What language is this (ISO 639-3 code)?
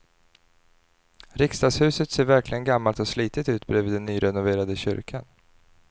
swe